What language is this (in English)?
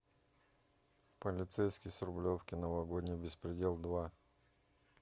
Russian